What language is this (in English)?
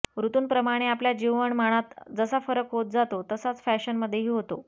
Marathi